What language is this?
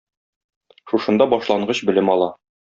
Tatar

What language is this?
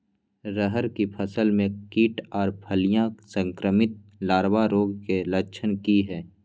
Maithili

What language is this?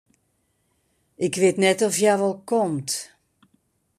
Western Frisian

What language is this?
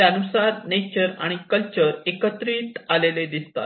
Marathi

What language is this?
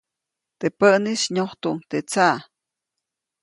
Copainalá Zoque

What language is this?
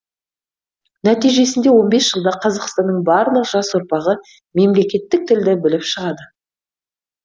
Kazakh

